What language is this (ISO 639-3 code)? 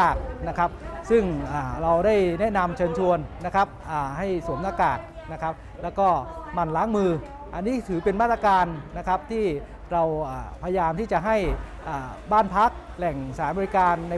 tha